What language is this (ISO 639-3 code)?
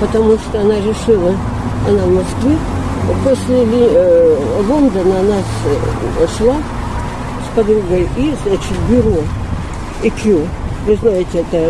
rus